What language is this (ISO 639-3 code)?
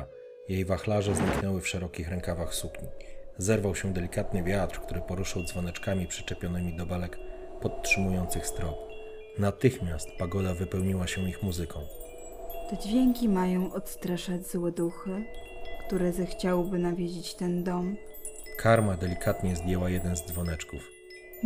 pol